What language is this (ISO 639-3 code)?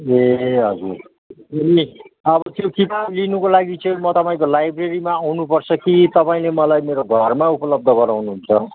nep